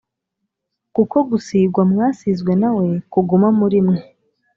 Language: Kinyarwanda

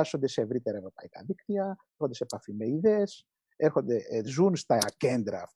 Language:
Greek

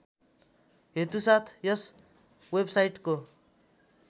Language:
Nepali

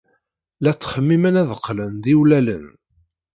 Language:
Kabyle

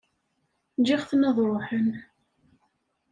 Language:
Kabyle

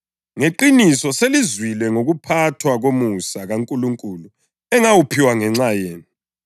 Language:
North Ndebele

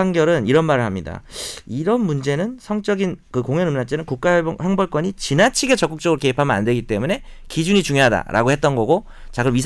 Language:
Korean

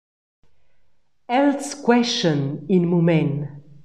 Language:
Romansh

